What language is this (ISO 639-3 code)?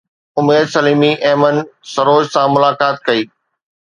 snd